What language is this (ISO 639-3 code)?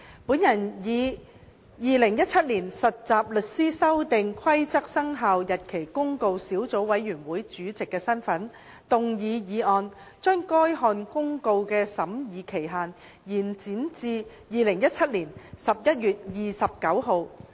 yue